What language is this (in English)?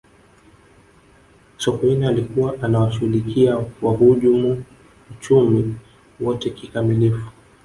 Swahili